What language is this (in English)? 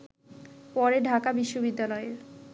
Bangla